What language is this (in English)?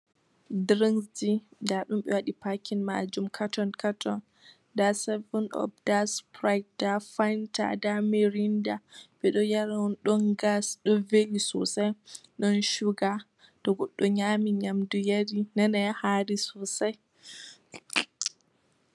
Fula